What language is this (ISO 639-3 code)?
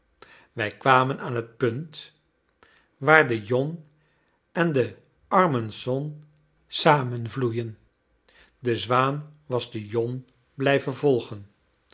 nld